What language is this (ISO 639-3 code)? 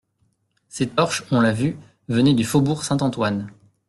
fra